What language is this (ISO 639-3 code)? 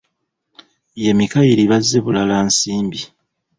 lug